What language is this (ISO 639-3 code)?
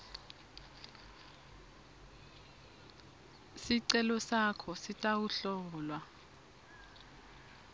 ssw